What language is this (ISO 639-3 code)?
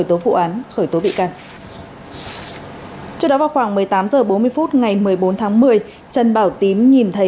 vie